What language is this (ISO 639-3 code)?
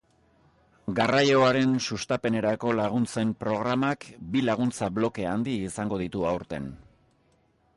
eus